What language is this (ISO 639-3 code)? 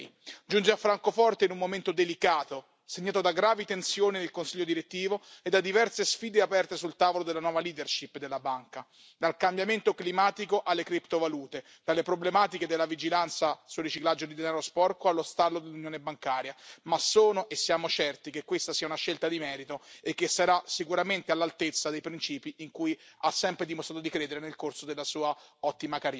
ita